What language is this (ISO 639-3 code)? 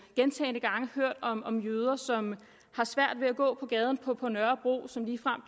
dan